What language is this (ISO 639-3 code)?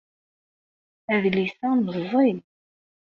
kab